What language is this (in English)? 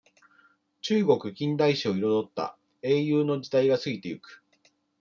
Japanese